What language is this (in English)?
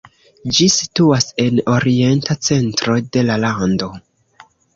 Esperanto